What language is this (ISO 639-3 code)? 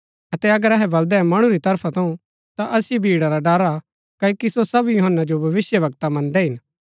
gbk